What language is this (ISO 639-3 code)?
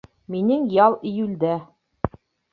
bak